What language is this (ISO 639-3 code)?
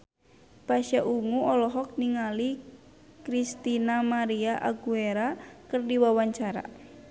sun